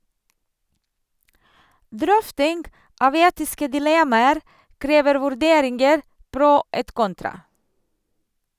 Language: Norwegian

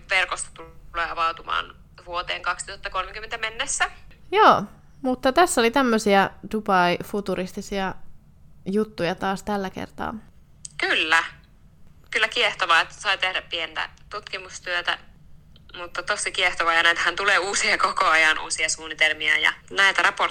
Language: Finnish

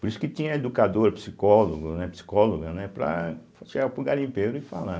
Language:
Portuguese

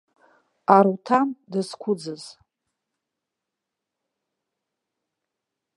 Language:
Abkhazian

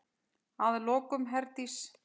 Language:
Icelandic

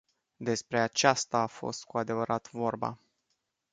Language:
Romanian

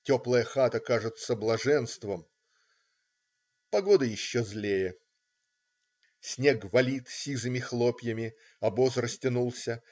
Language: Russian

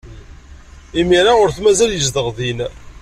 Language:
Kabyle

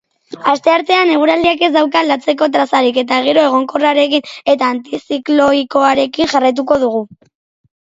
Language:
Basque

